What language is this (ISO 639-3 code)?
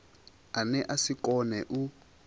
ven